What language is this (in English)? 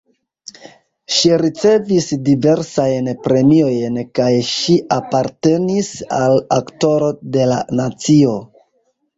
Esperanto